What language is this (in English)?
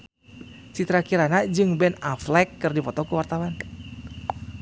Sundanese